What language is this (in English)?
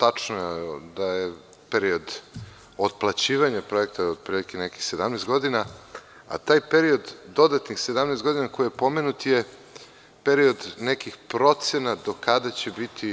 Serbian